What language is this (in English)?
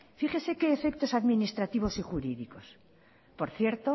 Spanish